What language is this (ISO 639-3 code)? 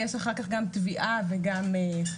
heb